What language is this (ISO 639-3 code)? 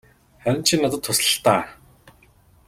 mon